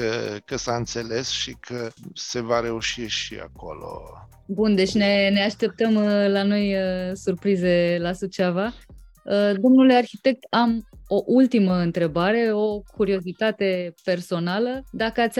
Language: Romanian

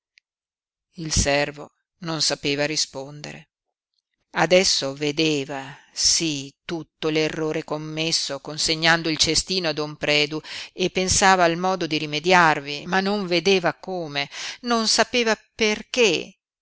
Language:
Italian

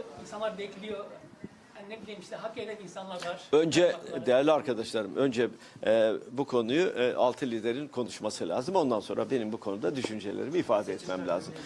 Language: Turkish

